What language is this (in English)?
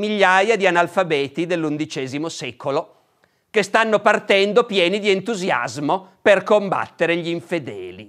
Italian